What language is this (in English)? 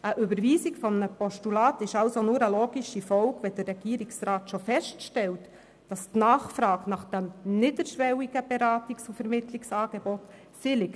Swiss German